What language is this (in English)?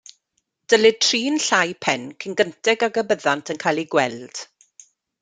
Welsh